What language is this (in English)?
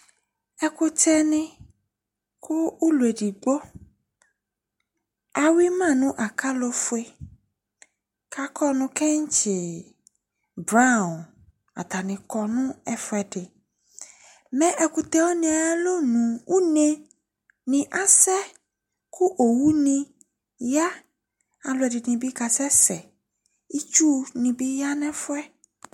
Ikposo